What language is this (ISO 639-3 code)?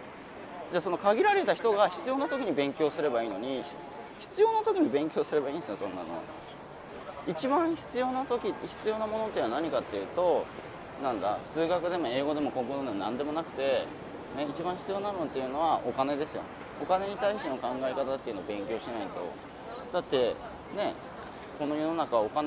jpn